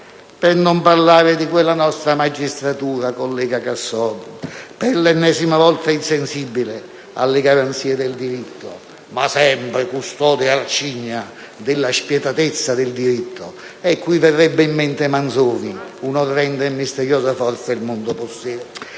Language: Italian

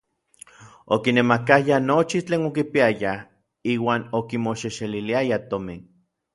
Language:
Orizaba Nahuatl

